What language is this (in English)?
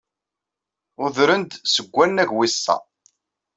Kabyle